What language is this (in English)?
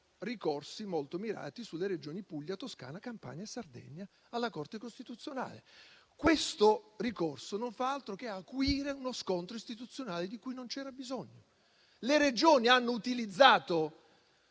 Italian